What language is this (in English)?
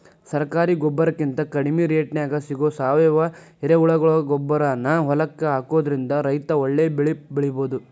Kannada